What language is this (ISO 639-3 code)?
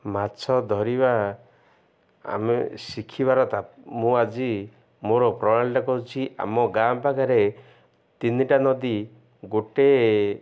ori